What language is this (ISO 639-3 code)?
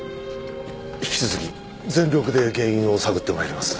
jpn